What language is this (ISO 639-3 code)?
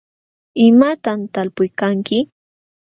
qxw